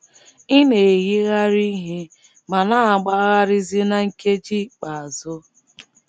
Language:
Igbo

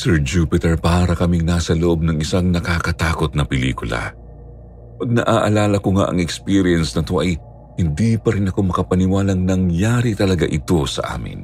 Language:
Filipino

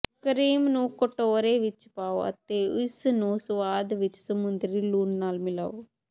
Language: Punjabi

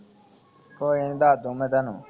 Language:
Punjabi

